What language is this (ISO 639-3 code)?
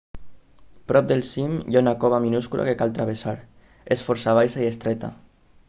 cat